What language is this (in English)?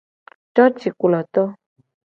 Gen